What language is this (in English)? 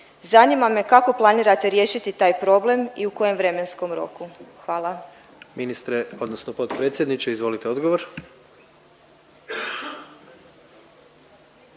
Croatian